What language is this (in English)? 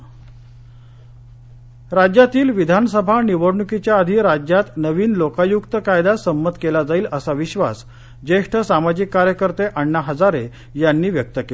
Marathi